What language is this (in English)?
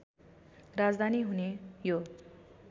Nepali